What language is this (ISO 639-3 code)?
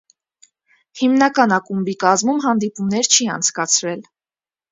hye